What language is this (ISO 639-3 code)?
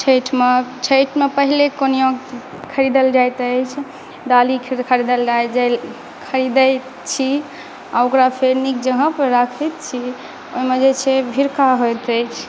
mai